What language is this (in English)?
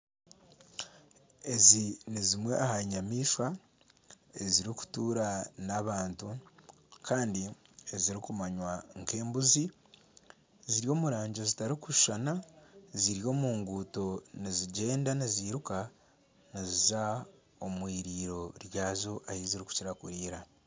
Nyankole